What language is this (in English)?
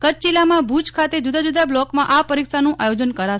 Gujarati